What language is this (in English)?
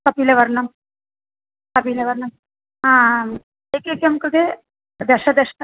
Sanskrit